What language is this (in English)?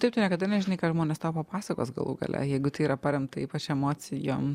Lithuanian